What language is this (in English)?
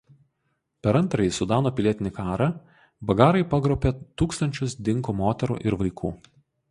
Lithuanian